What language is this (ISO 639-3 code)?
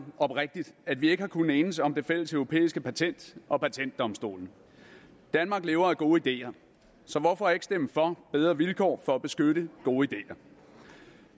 dan